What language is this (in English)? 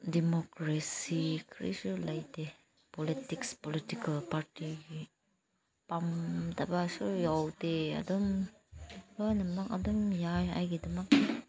Manipuri